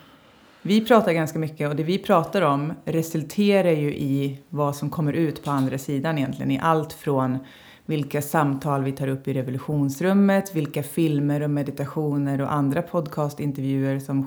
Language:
Swedish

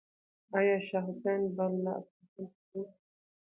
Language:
Pashto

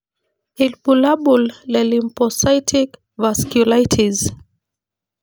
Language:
Masai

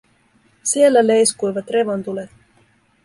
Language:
Finnish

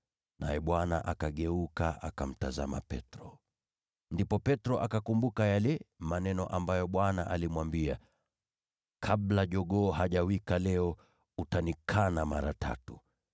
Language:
Swahili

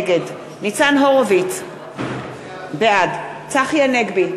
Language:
Hebrew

